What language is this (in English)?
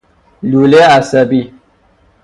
Persian